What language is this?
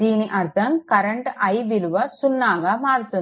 Telugu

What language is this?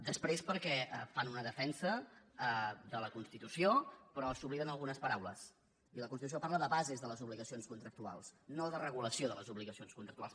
Catalan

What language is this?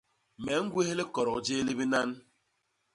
Basaa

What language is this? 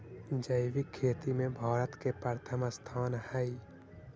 Magahi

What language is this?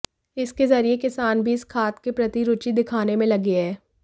Hindi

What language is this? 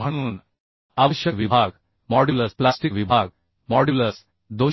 Marathi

